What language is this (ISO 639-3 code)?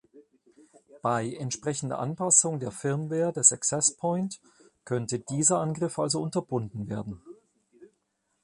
deu